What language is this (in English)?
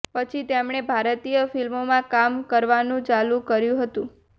Gujarati